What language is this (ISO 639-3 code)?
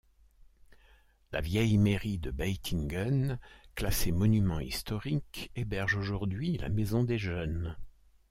fra